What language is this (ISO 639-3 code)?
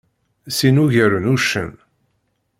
kab